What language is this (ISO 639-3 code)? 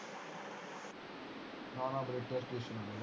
pan